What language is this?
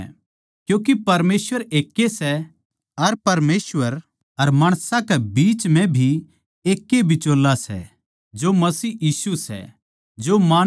Haryanvi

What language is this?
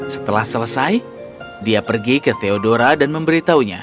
Indonesian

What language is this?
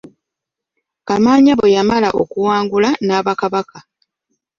Ganda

